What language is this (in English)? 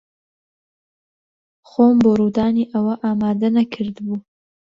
Central Kurdish